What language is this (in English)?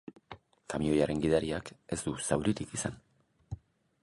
Basque